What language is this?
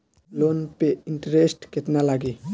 Bhojpuri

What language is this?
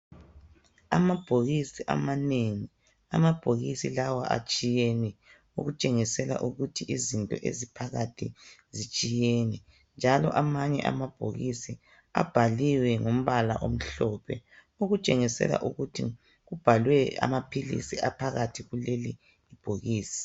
North Ndebele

